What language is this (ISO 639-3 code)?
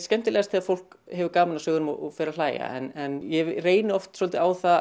isl